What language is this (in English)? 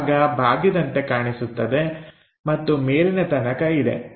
Kannada